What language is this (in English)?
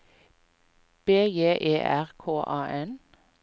Norwegian